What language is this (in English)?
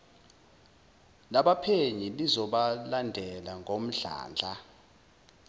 Zulu